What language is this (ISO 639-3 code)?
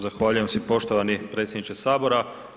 hrv